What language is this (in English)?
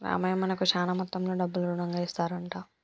Telugu